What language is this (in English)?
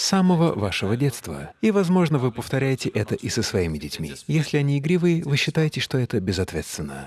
Russian